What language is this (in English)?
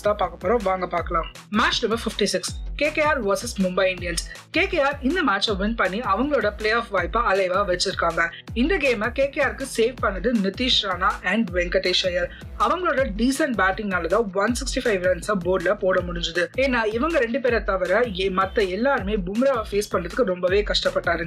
Tamil